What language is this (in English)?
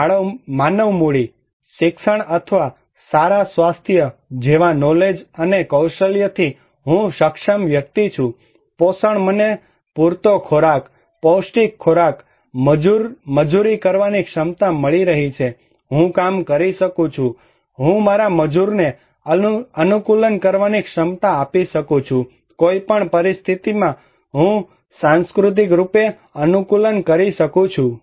Gujarati